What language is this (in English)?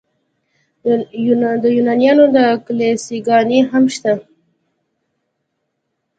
Pashto